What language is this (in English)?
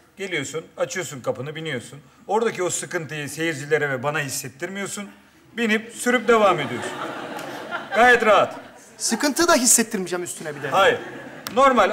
Turkish